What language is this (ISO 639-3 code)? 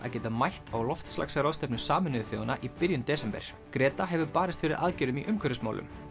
isl